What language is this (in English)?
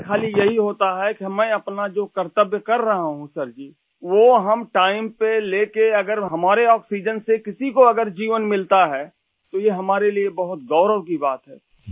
Urdu